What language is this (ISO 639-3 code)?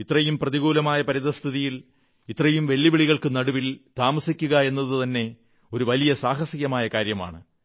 mal